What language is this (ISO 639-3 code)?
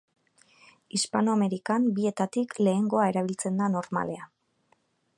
eus